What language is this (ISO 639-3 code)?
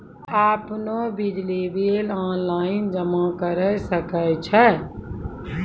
mai